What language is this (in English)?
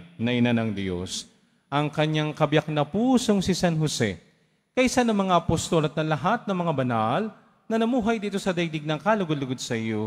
Filipino